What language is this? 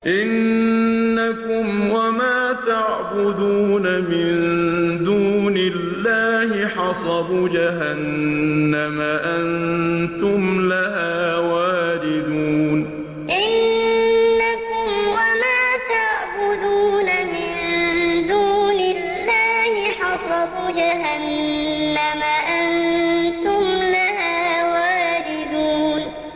Arabic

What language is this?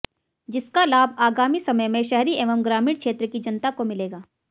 Hindi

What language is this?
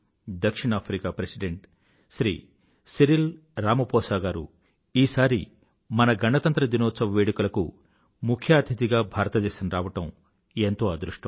Telugu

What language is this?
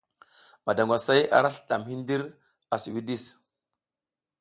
South Giziga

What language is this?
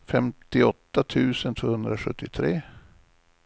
Swedish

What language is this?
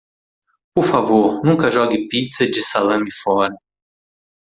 Portuguese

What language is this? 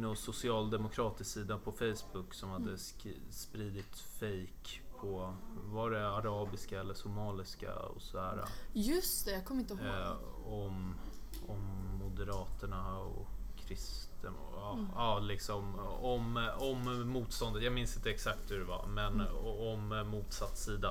Swedish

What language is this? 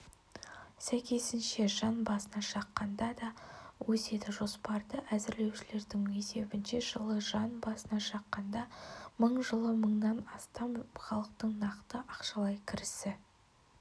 Kazakh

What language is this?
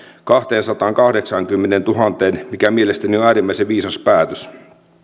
Finnish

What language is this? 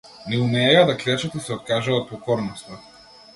Macedonian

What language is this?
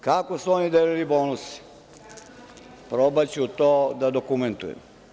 Serbian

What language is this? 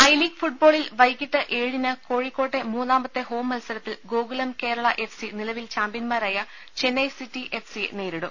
Malayalam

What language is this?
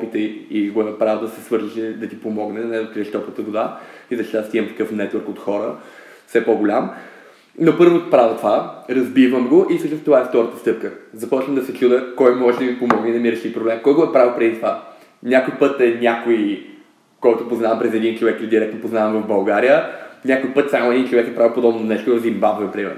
Bulgarian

